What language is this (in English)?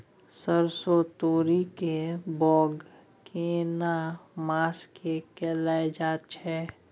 Maithili